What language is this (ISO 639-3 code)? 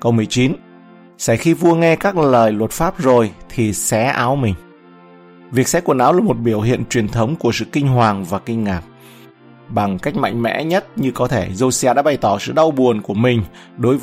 vie